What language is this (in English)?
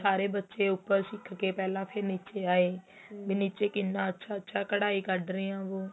Punjabi